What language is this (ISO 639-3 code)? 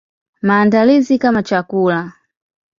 swa